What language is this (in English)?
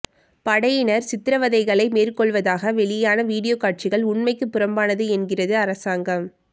Tamil